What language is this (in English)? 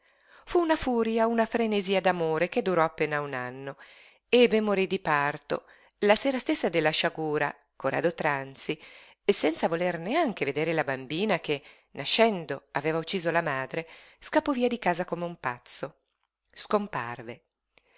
Italian